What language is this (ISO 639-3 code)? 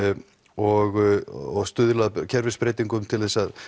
isl